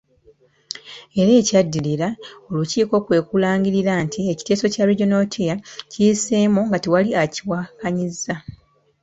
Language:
Ganda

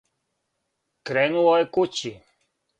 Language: Serbian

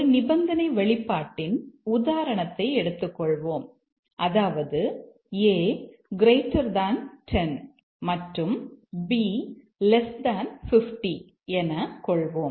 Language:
Tamil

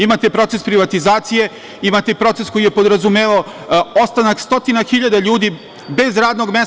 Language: Serbian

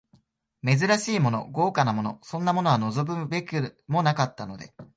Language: Japanese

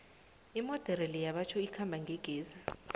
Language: South Ndebele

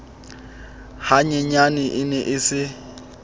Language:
Southern Sotho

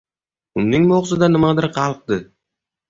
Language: Uzbek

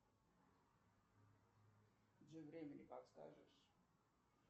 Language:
Russian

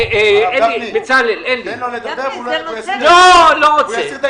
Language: Hebrew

